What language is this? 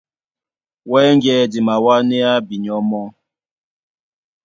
Duala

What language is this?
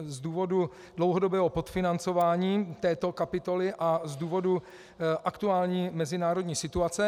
Czech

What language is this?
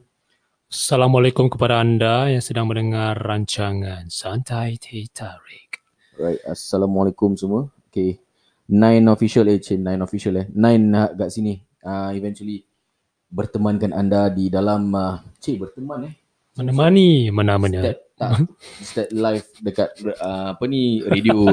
Malay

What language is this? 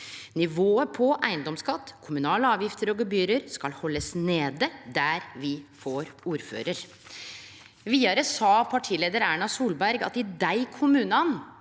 Norwegian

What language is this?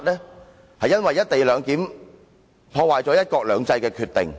Cantonese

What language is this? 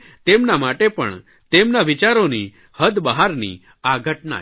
Gujarati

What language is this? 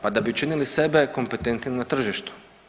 Croatian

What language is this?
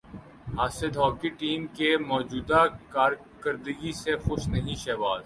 Urdu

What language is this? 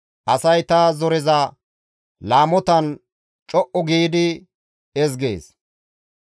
Gamo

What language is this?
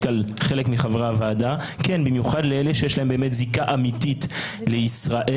Hebrew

